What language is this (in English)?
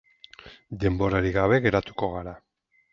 Basque